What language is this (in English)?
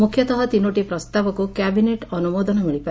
Odia